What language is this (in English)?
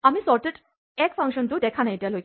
Assamese